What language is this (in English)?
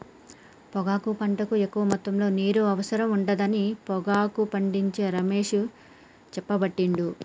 Telugu